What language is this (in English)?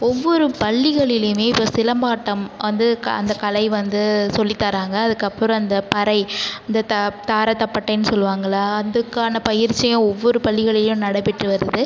Tamil